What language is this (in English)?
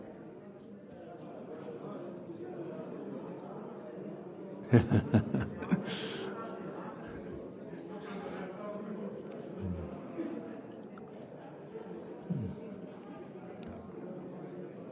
Bulgarian